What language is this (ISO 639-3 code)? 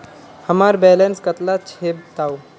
mag